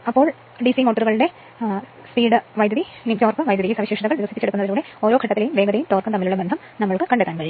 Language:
Malayalam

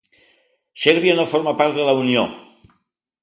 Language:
Catalan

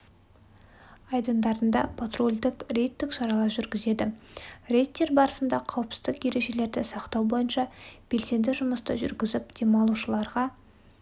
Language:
Kazakh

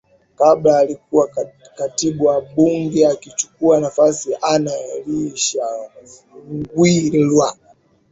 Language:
Swahili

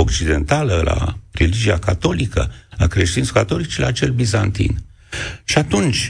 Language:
Romanian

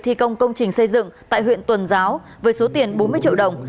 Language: Vietnamese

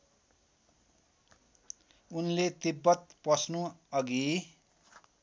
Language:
Nepali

